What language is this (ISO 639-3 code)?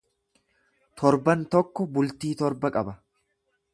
orm